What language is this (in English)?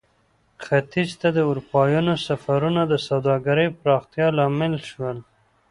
Pashto